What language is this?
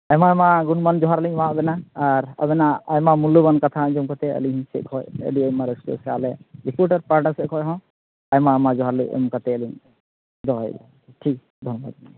Santali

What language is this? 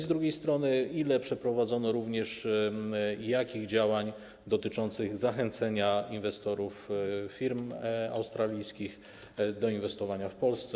Polish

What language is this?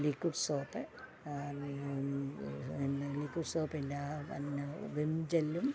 Malayalam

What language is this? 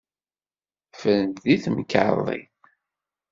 Kabyle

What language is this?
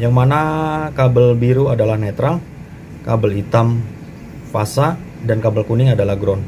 Indonesian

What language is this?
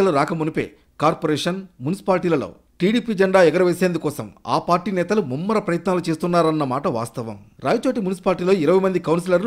Telugu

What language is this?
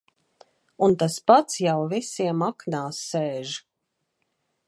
Latvian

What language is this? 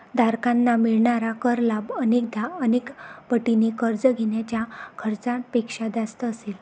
Marathi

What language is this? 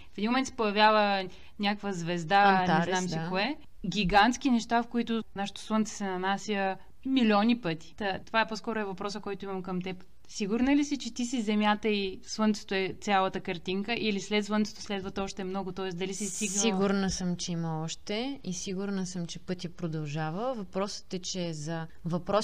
Bulgarian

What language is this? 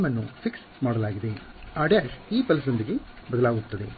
Kannada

